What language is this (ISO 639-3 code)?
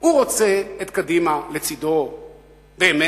heb